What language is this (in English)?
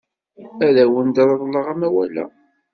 Kabyle